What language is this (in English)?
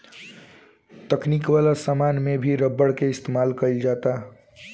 Bhojpuri